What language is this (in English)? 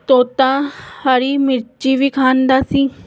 Punjabi